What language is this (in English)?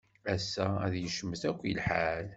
Kabyle